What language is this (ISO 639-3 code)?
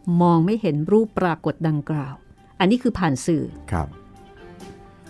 tha